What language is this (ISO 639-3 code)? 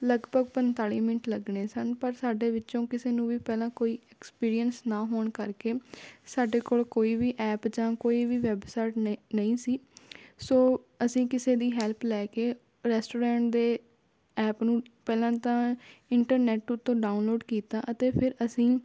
pan